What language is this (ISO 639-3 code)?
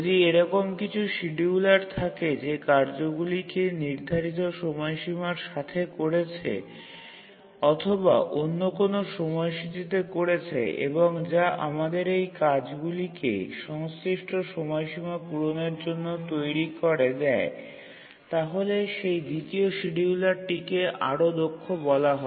ben